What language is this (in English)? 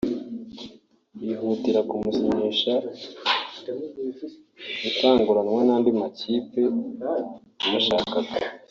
Kinyarwanda